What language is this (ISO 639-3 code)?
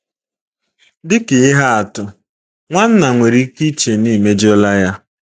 ibo